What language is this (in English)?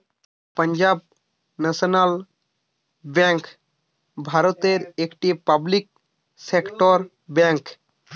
Bangla